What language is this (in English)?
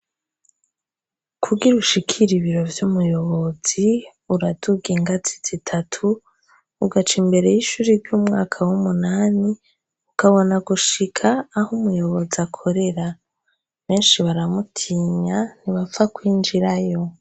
Rundi